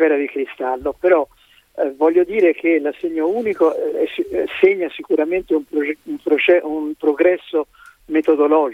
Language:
Italian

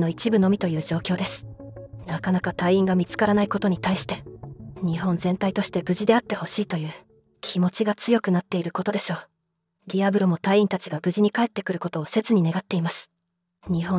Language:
Japanese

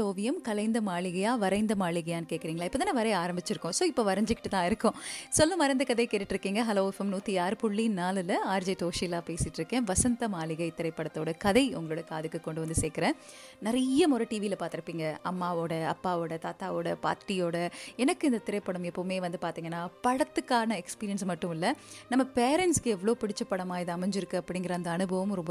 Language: Tamil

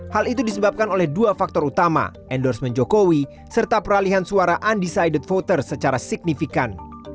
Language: Indonesian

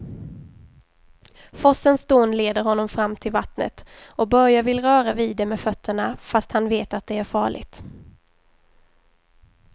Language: Swedish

